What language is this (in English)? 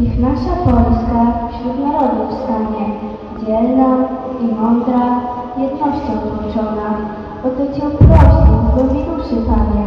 Polish